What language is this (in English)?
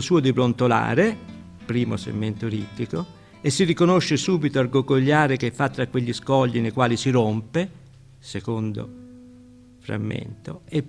Italian